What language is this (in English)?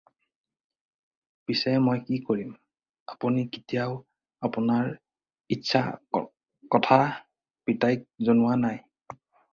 Assamese